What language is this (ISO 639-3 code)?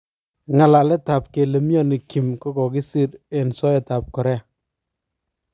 kln